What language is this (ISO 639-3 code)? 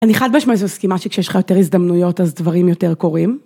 heb